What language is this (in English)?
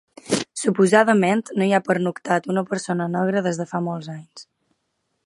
Catalan